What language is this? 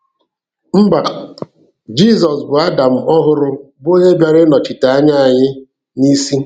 Igbo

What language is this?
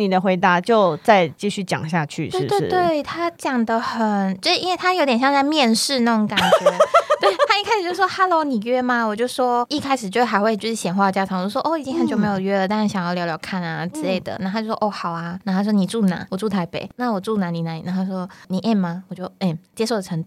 Chinese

